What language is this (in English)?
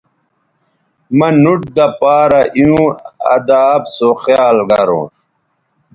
Bateri